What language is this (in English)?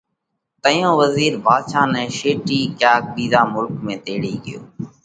Parkari Koli